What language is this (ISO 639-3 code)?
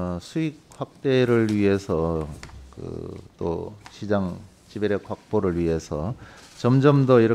kor